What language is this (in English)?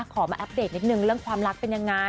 Thai